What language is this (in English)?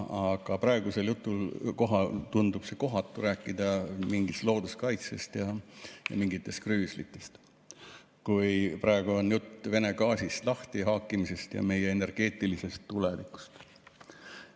Estonian